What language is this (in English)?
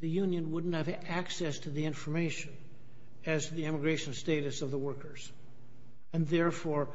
English